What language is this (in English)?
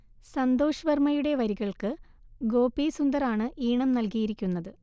Malayalam